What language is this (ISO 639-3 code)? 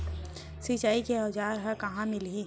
hne